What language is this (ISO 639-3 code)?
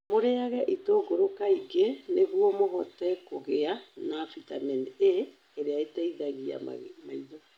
kik